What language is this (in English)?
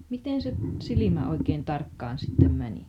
Finnish